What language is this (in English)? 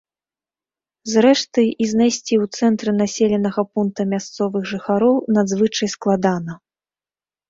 Belarusian